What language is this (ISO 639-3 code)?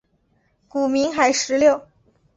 zho